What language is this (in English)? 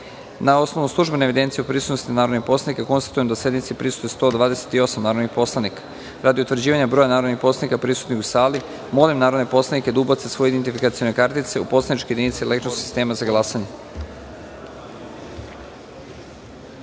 Serbian